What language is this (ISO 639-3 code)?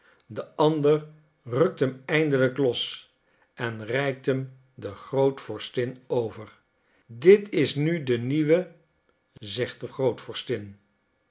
nld